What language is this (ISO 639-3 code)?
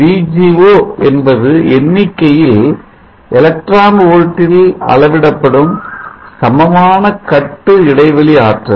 tam